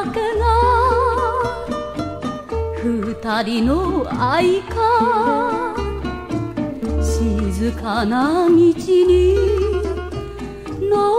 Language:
Korean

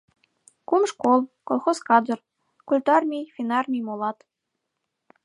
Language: Mari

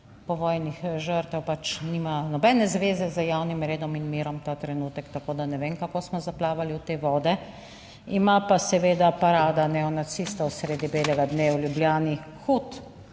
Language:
Slovenian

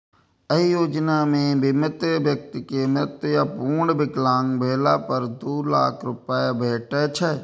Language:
Maithili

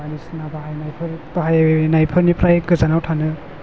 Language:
Bodo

